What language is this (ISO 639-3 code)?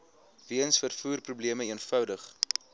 afr